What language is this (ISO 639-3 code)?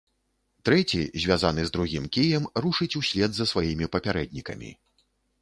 bel